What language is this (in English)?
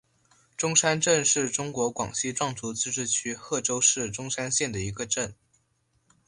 Chinese